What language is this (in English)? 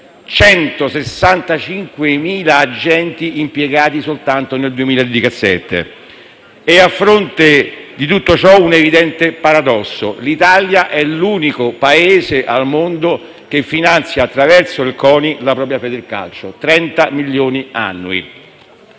Italian